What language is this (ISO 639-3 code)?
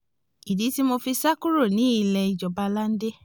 yor